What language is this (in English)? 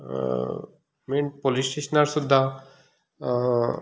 Konkani